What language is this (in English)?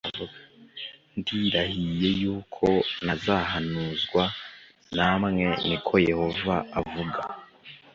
Kinyarwanda